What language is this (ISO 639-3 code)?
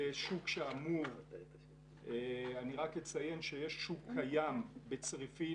heb